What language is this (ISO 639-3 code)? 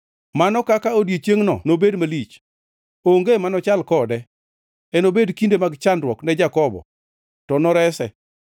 luo